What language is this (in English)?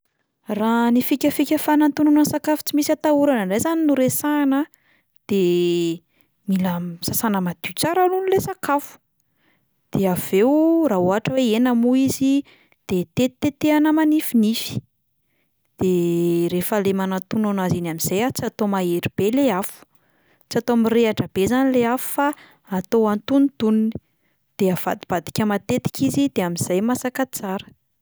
Malagasy